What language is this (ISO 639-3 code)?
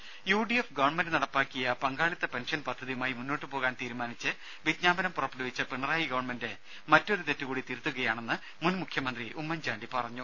mal